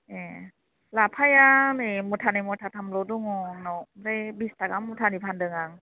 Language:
Bodo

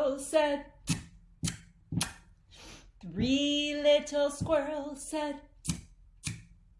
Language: English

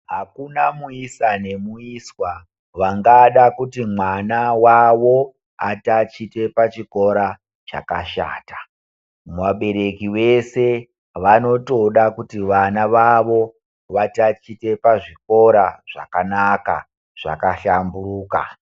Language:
Ndau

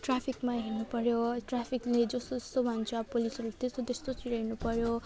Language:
Nepali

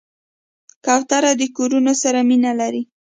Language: Pashto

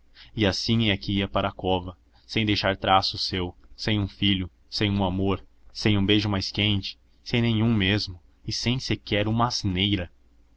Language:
Portuguese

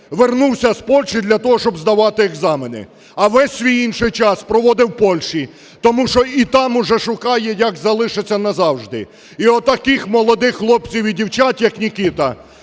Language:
Ukrainian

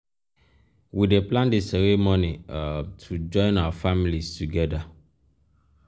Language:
Nigerian Pidgin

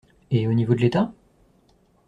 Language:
French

